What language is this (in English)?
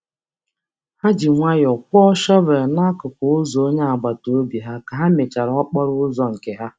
Igbo